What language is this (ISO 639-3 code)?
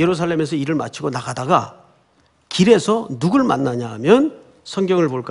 kor